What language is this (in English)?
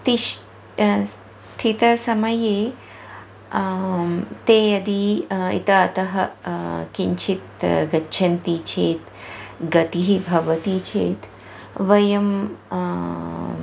Sanskrit